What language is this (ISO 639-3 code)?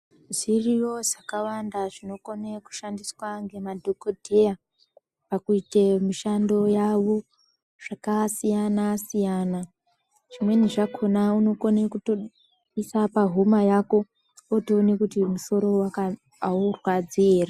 ndc